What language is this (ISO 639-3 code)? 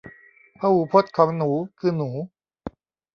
tha